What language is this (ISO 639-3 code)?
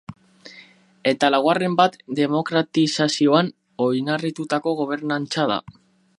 eus